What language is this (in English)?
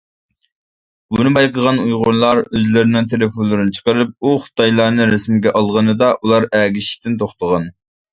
Uyghur